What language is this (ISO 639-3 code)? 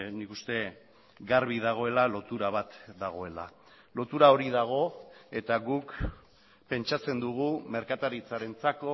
eus